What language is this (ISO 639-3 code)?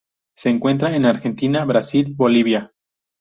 spa